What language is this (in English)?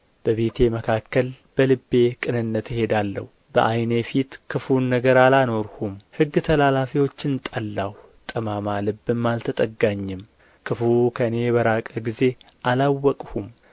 Amharic